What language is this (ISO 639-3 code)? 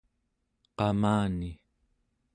esu